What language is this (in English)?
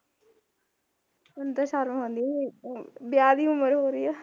Punjabi